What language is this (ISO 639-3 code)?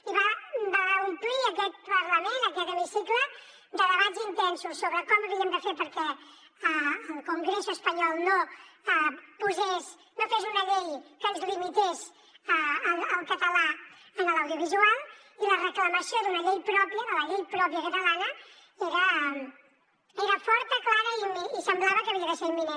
cat